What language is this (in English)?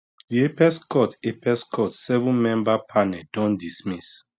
Nigerian Pidgin